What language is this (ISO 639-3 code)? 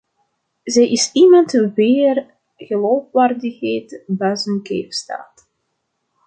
nld